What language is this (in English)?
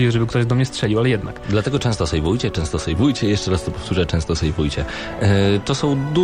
Polish